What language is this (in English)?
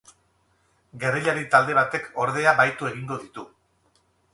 Basque